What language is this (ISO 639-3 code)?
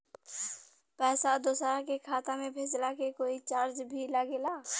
bho